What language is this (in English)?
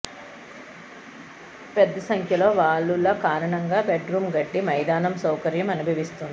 Telugu